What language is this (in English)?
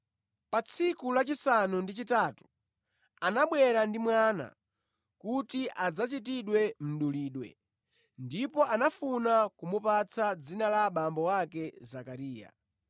Nyanja